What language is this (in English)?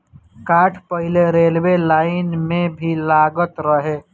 Bhojpuri